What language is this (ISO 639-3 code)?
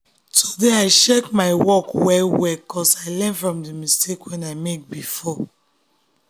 pcm